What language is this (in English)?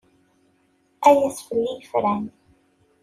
Kabyle